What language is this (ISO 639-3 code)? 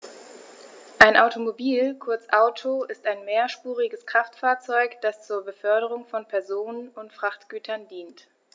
deu